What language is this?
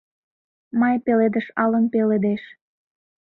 Mari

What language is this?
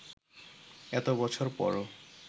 Bangla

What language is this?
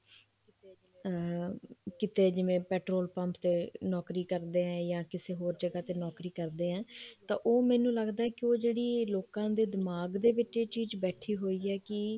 Punjabi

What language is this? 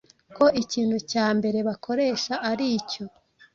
Kinyarwanda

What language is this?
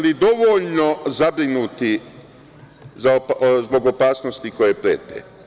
Serbian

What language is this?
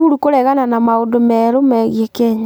Kikuyu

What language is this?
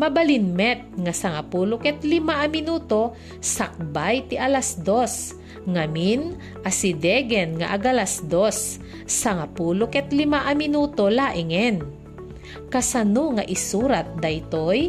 Filipino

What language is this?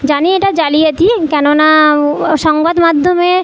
Bangla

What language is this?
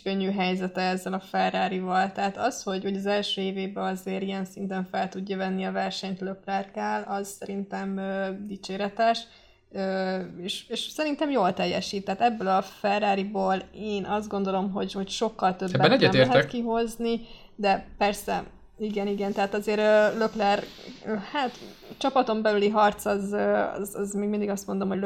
Hungarian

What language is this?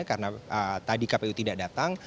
Indonesian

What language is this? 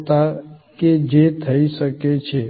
Gujarati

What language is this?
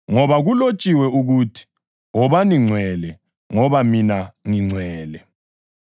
North Ndebele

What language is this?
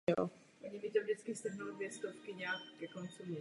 Czech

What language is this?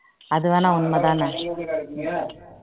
Tamil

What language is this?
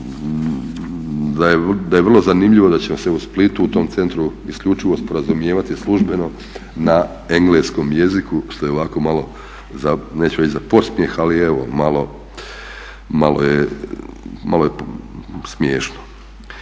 Croatian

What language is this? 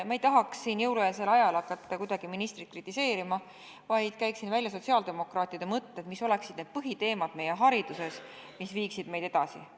Estonian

